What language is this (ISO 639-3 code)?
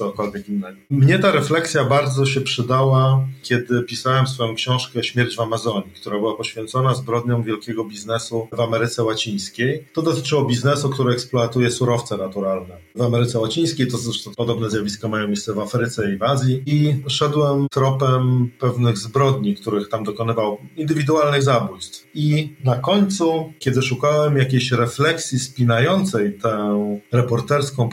pol